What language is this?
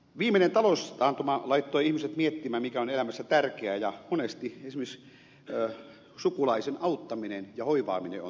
Finnish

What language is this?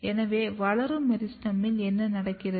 Tamil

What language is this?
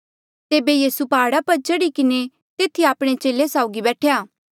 Mandeali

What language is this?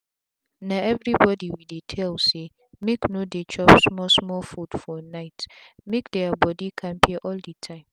Nigerian Pidgin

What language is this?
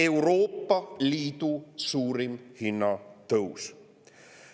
Estonian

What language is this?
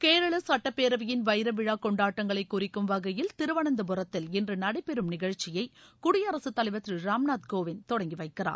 Tamil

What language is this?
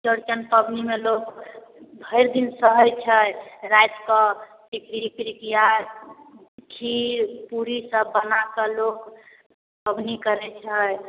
Maithili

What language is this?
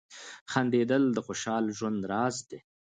Pashto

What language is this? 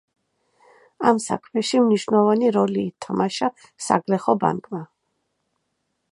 Georgian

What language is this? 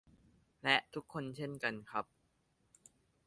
Thai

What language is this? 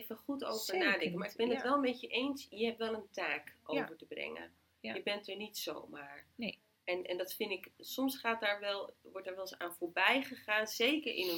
Dutch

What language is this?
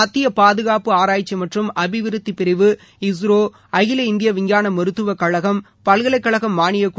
Tamil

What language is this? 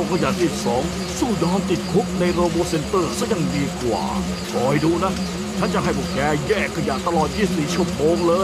Thai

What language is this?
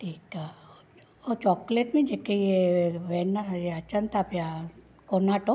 Sindhi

